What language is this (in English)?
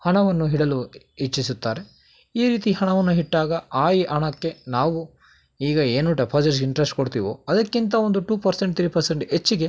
Kannada